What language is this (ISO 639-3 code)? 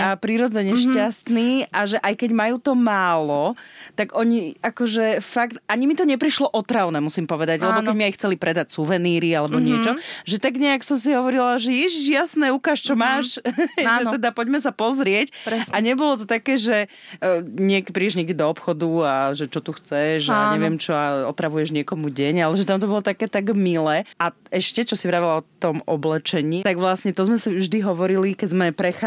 slk